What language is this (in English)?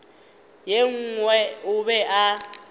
Northern Sotho